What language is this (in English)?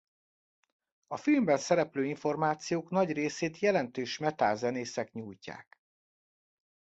Hungarian